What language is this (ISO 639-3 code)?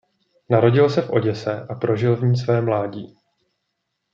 ces